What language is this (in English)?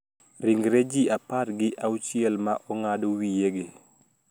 Luo (Kenya and Tanzania)